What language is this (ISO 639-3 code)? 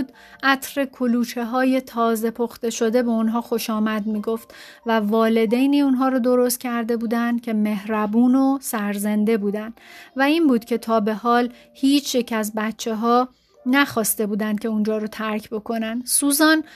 fas